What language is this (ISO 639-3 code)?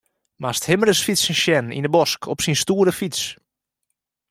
fry